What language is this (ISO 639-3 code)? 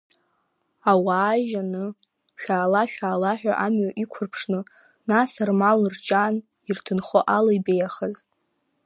abk